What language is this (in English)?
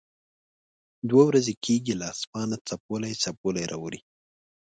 Pashto